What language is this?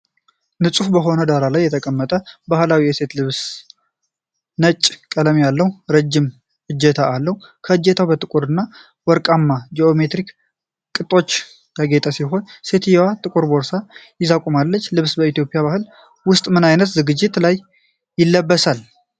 Amharic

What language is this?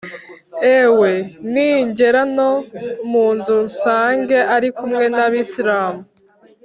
Kinyarwanda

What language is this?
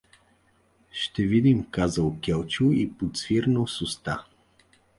Bulgarian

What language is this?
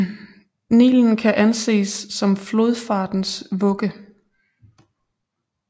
Danish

